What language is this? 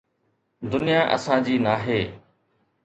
Sindhi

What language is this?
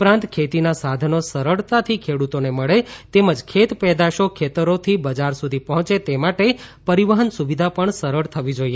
Gujarati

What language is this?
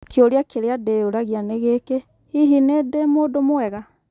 Kikuyu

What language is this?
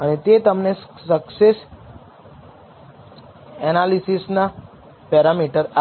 Gujarati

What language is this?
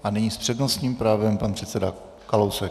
Czech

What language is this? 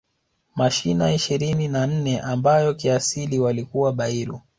Swahili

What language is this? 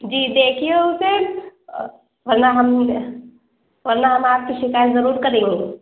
Urdu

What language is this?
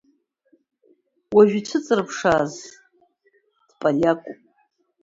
Abkhazian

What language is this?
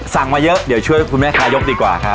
Thai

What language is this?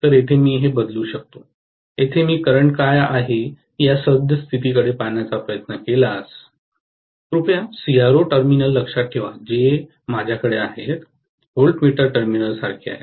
Marathi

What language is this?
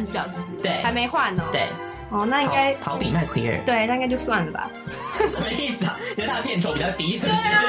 Chinese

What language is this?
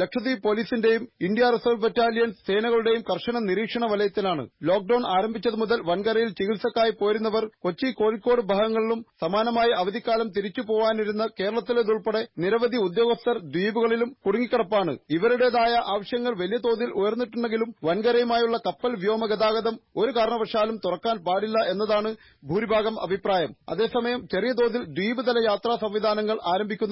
Malayalam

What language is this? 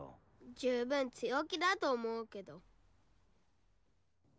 Japanese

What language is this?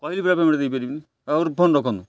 Odia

